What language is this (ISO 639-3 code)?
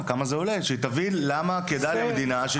heb